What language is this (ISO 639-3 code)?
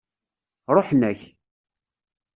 kab